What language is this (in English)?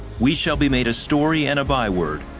English